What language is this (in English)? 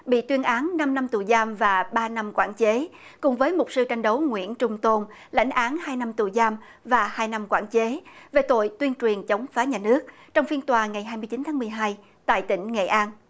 Vietnamese